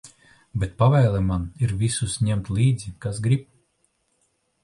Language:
Latvian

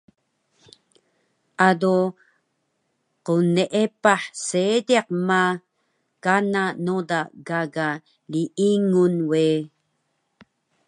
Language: Taroko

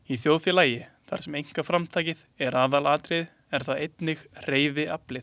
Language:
Icelandic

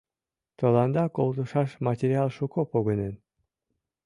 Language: Mari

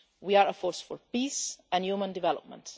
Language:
English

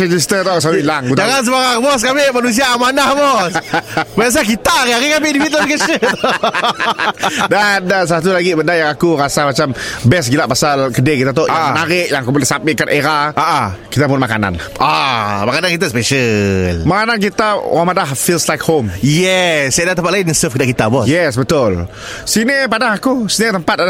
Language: Malay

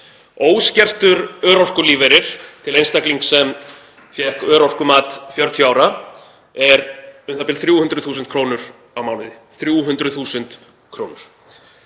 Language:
Icelandic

